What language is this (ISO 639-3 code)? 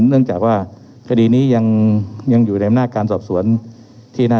tha